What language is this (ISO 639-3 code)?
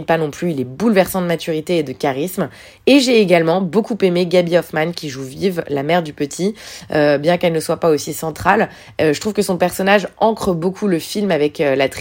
fra